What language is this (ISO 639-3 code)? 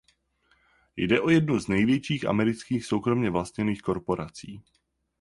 ces